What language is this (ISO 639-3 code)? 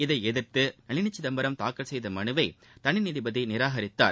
tam